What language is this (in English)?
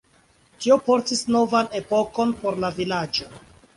Esperanto